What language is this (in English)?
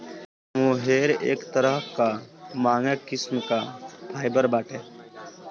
Bhojpuri